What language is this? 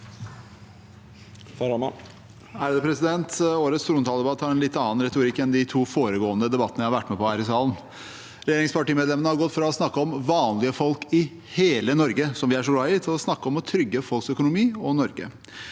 Norwegian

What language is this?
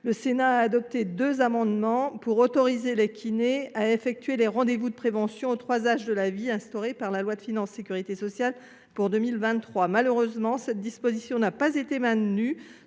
French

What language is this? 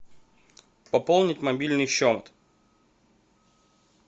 Russian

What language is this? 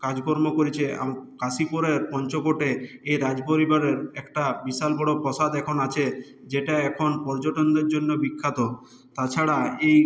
Bangla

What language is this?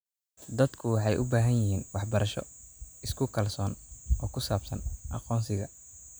Somali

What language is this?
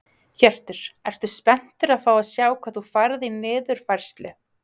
Icelandic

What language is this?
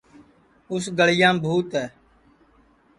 Sansi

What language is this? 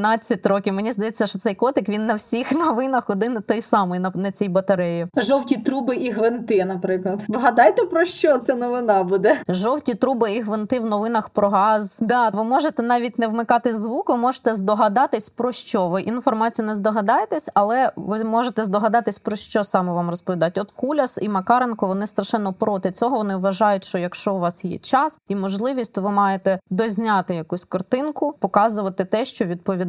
Ukrainian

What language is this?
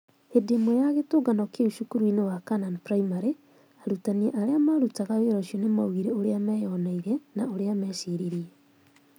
Kikuyu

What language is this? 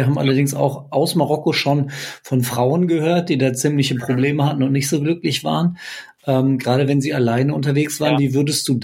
German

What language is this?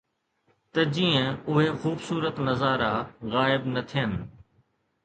Sindhi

